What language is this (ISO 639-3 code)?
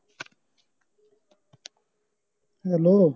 pan